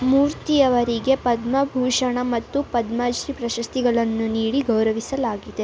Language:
Kannada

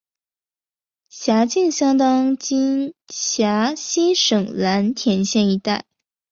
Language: Chinese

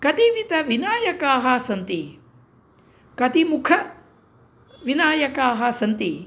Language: Sanskrit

